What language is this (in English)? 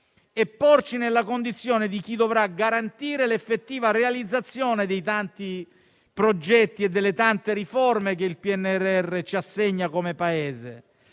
Italian